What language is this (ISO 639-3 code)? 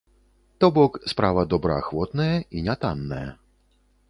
bel